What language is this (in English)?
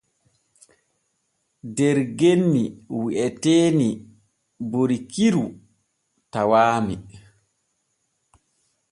Borgu Fulfulde